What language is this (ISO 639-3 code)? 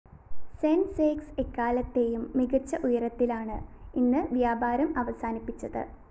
mal